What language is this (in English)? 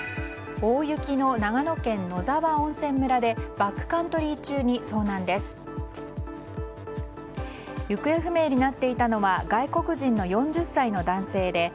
Japanese